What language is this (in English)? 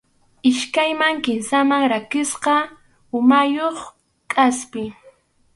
Arequipa-La Unión Quechua